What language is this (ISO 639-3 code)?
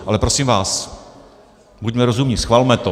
ces